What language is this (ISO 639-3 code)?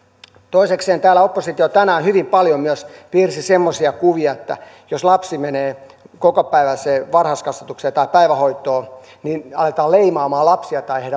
fin